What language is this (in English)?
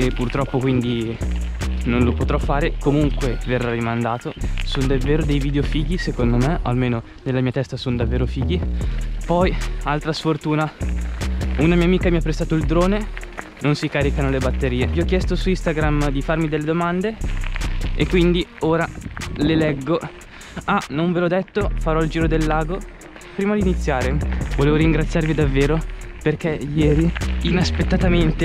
Italian